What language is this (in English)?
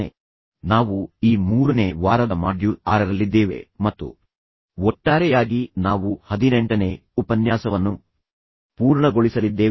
Kannada